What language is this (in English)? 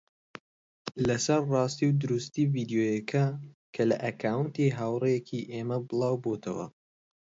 Central Kurdish